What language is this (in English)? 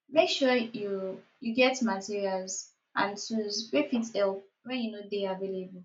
Nigerian Pidgin